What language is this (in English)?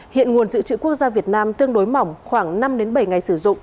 Vietnamese